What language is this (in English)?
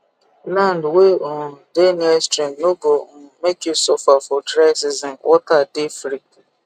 Nigerian Pidgin